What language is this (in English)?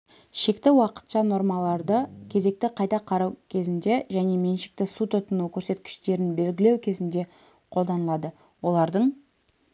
Kazakh